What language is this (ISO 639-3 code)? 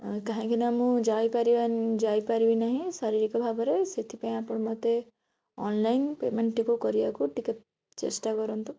ori